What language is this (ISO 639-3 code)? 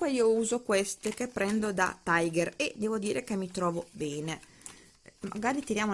ita